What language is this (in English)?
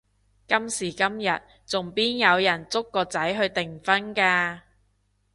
Cantonese